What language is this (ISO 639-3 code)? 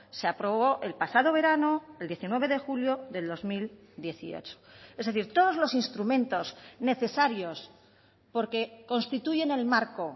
spa